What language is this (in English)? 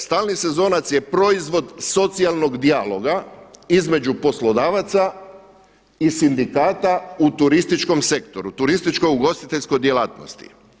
Croatian